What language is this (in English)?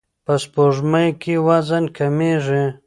Pashto